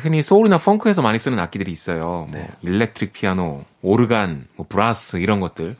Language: Korean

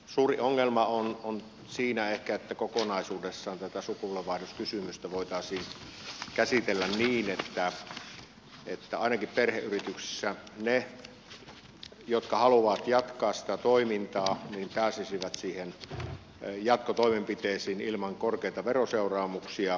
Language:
Finnish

